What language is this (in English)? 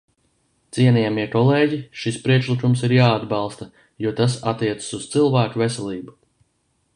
Latvian